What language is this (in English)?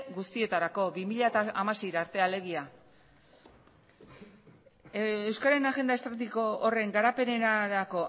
Basque